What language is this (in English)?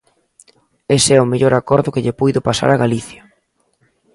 Galician